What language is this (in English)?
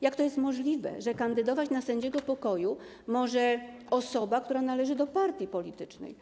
Polish